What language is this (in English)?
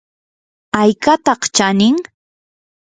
Yanahuanca Pasco Quechua